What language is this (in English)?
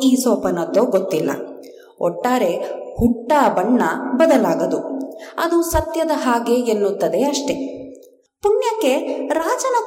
Kannada